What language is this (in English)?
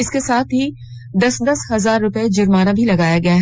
Hindi